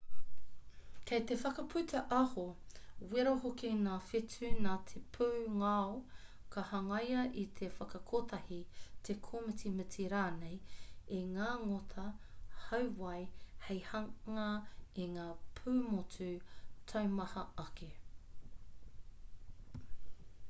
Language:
Māori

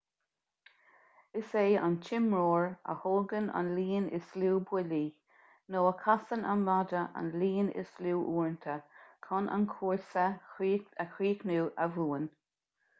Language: Irish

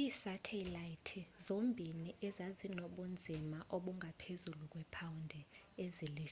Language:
Xhosa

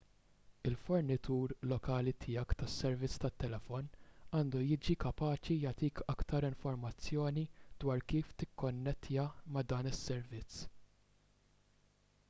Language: Maltese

